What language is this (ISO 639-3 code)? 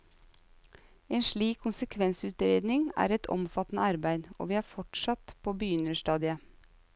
nor